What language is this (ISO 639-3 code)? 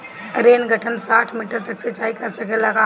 bho